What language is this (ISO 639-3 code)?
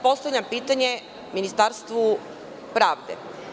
srp